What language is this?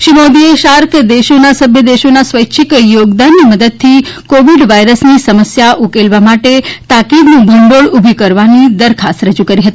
Gujarati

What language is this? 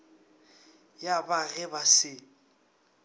Northern Sotho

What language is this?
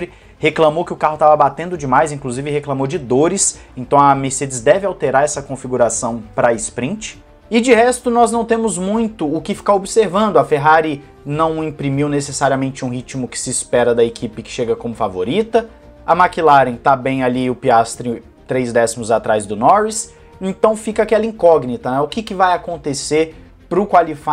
Portuguese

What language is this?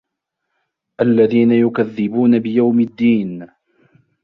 Arabic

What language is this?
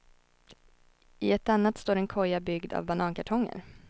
Swedish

